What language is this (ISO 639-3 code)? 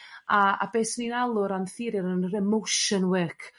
cym